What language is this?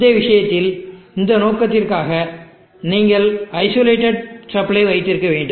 Tamil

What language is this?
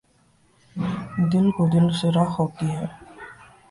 Urdu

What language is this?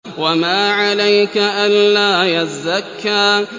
Arabic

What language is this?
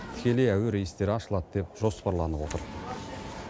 Kazakh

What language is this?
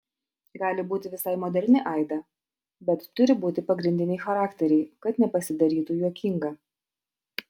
Lithuanian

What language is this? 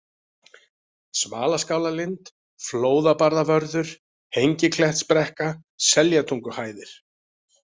Icelandic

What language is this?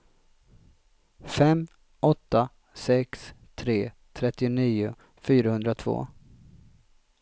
Swedish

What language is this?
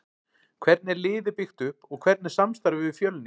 Icelandic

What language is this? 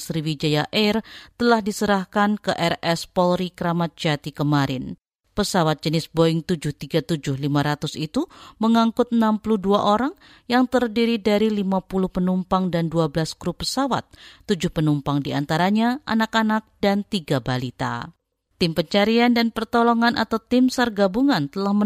Indonesian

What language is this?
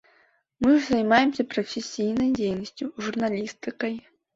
Belarusian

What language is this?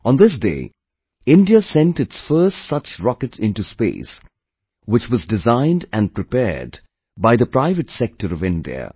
English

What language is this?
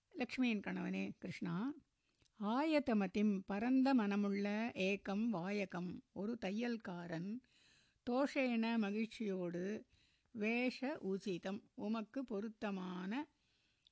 Tamil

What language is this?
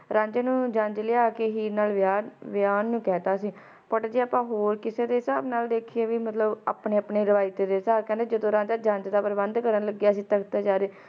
Punjabi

